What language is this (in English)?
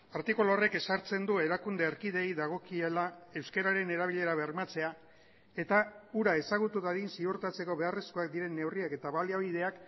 Basque